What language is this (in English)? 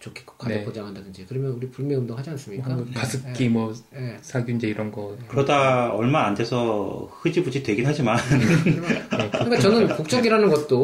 Korean